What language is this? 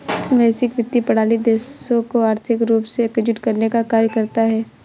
Hindi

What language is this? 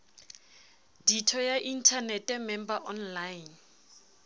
Southern Sotho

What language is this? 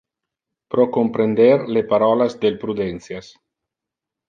Interlingua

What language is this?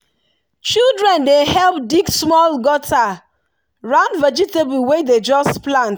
Nigerian Pidgin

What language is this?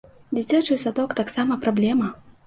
Belarusian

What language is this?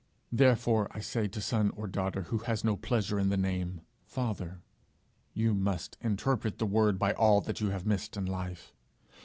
English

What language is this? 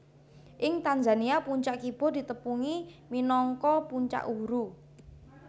Javanese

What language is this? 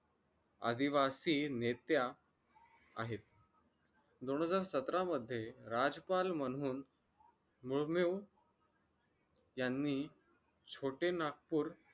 Marathi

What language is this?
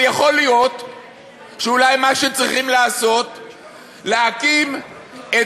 Hebrew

